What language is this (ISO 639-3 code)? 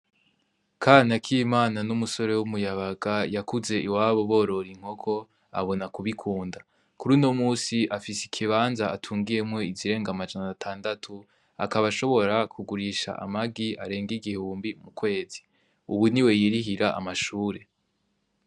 run